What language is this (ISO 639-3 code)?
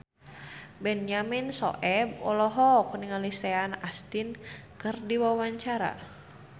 sun